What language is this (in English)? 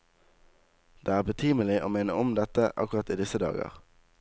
Norwegian